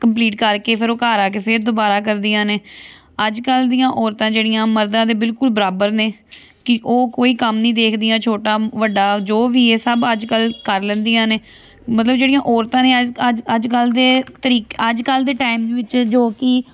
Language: Punjabi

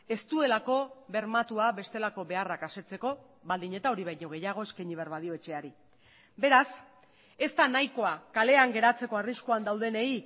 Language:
Basque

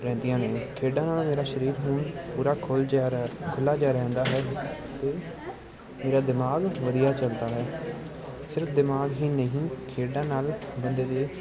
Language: Punjabi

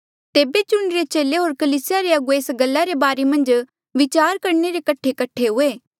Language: Mandeali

